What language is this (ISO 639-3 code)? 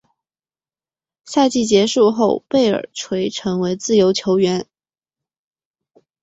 zho